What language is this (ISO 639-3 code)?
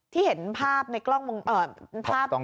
tha